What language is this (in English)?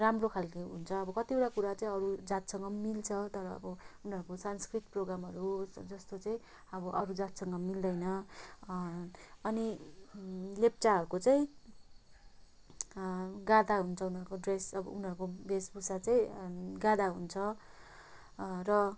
Nepali